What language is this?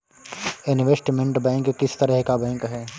Hindi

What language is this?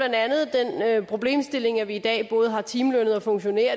Danish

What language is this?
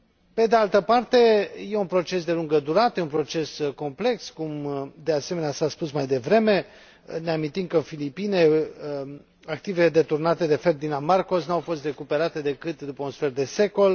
Romanian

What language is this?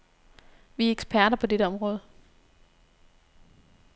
Danish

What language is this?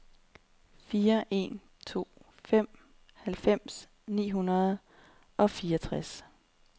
Danish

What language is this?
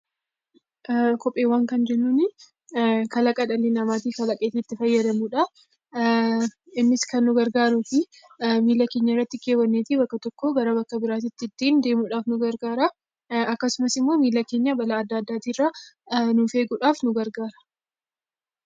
Oromo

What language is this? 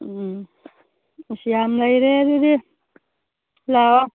Manipuri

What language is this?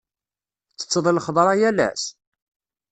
Kabyle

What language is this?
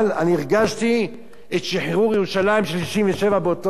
Hebrew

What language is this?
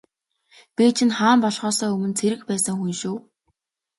Mongolian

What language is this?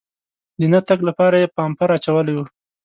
Pashto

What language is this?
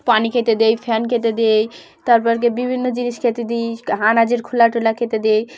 Bangla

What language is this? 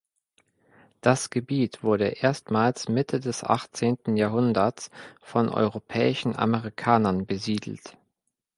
German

